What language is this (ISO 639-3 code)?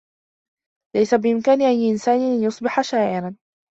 ara